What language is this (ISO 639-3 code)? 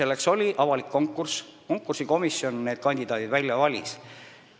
est